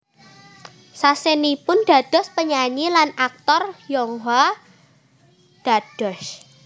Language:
Javanese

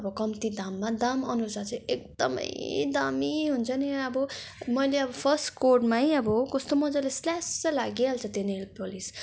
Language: Nepali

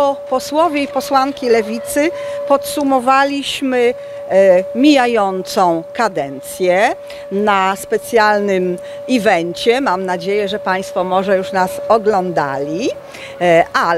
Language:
Polish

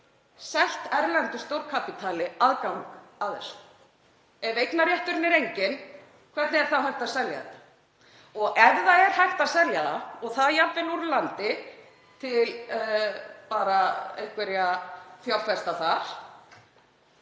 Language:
Icelandic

